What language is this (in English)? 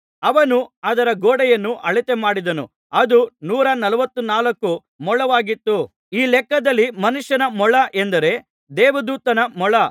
Kannada